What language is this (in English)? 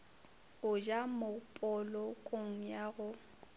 Northern Sotho